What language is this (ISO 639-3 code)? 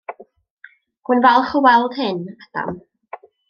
cym